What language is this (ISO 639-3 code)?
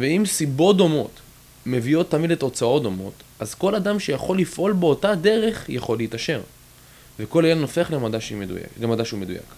heb